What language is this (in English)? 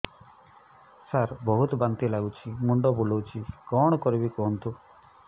Odia